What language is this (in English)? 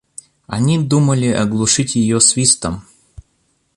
Russian